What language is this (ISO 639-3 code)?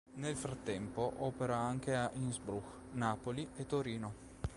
ita